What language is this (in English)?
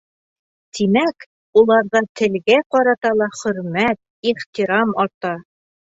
Bashkir